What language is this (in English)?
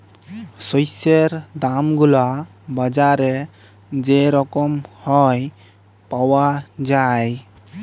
Bangla